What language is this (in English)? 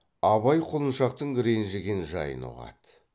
Kazakh